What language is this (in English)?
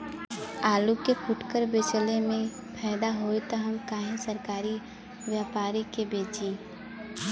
Bhojpuri